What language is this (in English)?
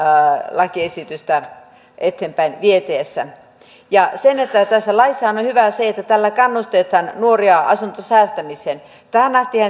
Finnish